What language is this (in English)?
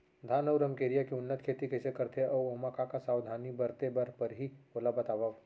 Chhattisgarhi